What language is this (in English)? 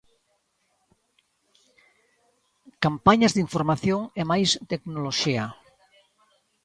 Galician